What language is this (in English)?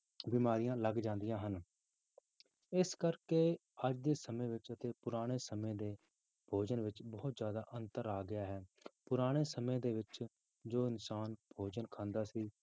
Punjabi